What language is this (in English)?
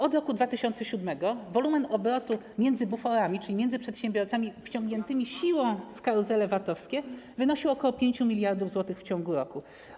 Polish